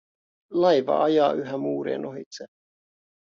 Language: Finnish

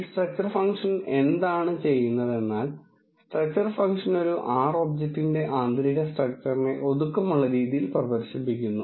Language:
Malayalam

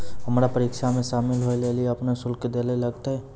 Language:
Maithili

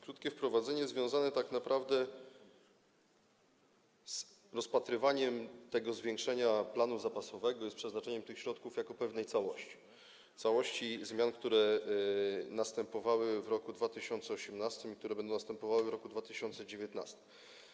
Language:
Polish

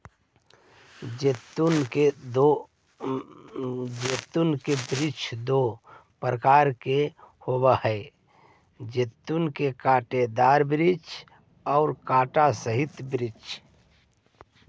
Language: Magahi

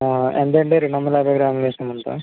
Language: Telugu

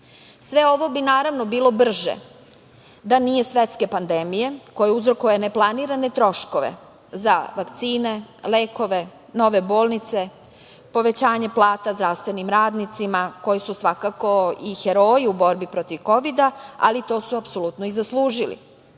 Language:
Serbian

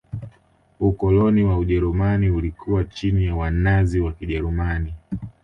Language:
Swahili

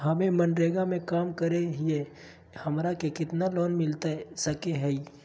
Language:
Magahi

